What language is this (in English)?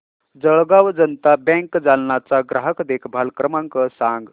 Marathi